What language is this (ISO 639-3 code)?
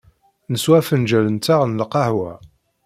kab